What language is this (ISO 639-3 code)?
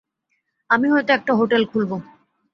ben